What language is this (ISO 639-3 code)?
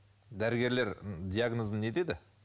kaz